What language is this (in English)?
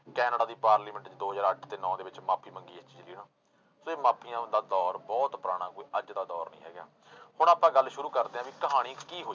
Punjabi